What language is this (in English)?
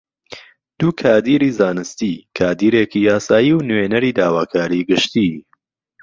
Central Kurdish